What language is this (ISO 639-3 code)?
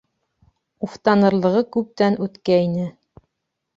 bak